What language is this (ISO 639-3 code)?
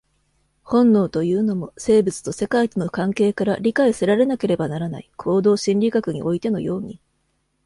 jpn